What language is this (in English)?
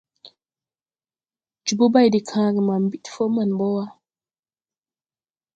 Tupuri